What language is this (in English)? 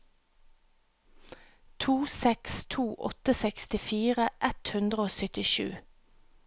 Norwegian